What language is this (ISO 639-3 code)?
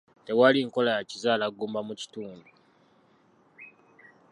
lug